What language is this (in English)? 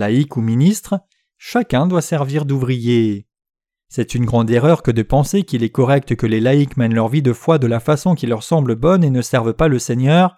French